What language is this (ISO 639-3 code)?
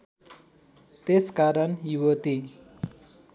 nep